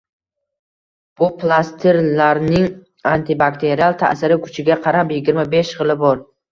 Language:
Uzbek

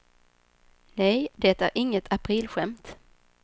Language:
Swedish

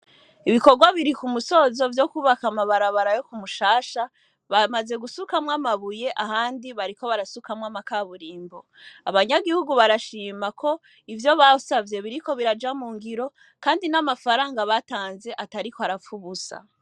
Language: Rundi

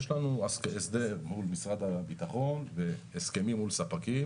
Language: Hebrew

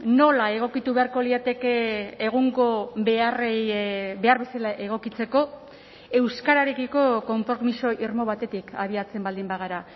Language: Basque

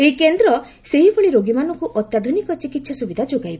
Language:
Odia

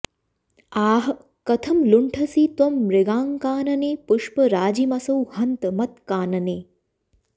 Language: Sanskrit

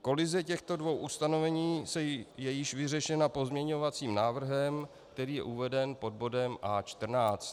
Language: Czech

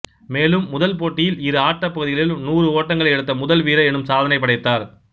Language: Tamil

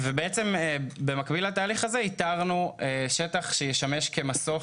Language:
Hebrew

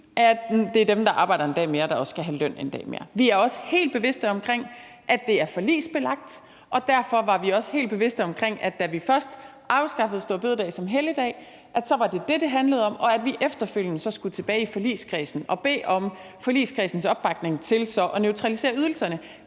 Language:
Danish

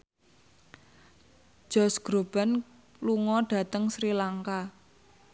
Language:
Javanese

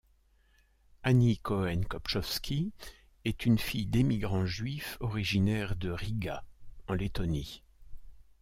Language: French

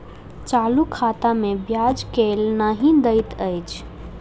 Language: Maithili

